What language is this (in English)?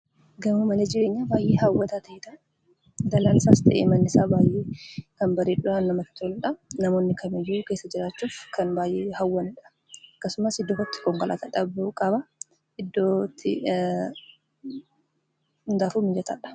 Oromo